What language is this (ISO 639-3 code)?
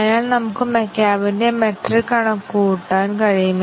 mal